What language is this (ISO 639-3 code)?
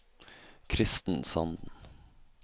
nor